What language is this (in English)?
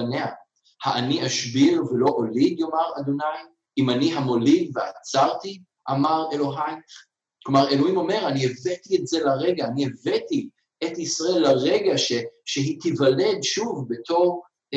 Hebrew